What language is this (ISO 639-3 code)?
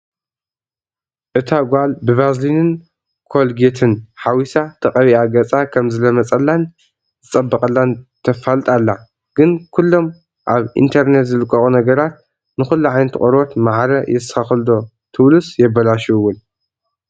tir